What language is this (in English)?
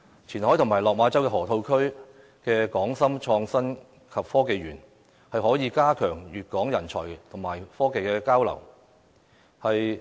Cantonese